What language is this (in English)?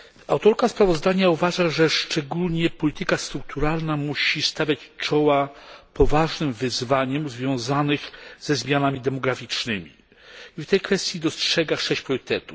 Polish